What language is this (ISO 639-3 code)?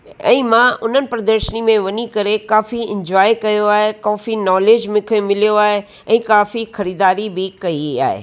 snd